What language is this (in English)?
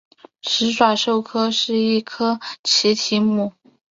Chinese